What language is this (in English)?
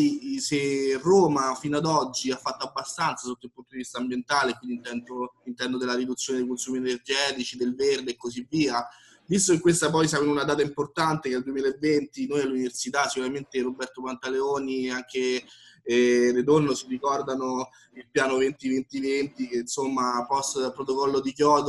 Italian